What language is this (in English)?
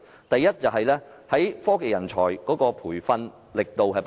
Cantonese